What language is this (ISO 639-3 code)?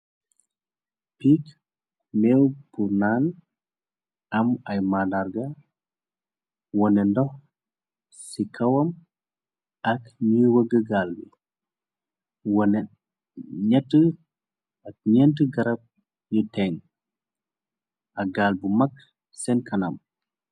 wol